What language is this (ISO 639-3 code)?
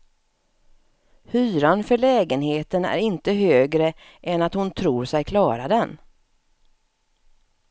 swe